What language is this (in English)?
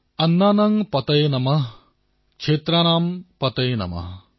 Assamese